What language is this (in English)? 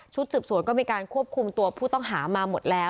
Thai